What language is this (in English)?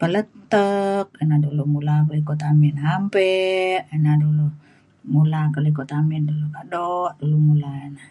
Mainstream Kenyah